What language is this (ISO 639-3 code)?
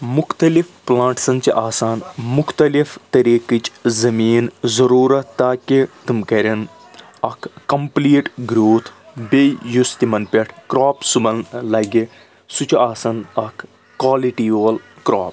kas